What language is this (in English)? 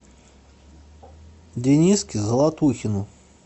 Russian